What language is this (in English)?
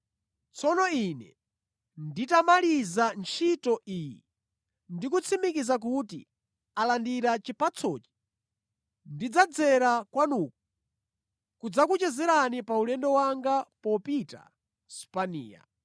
Nyanja